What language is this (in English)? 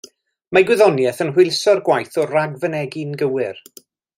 Welsh